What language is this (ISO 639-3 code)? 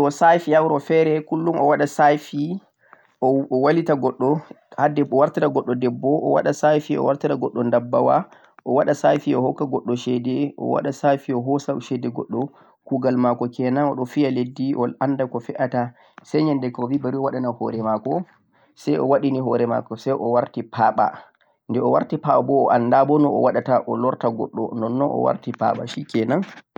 fuq